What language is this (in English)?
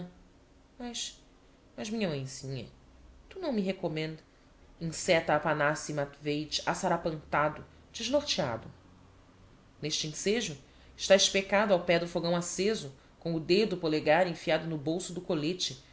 Portuguese